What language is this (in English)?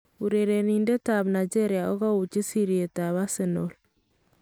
Kalenjin